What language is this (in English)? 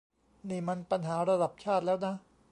Thai